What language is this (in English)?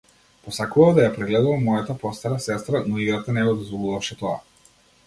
Macedonian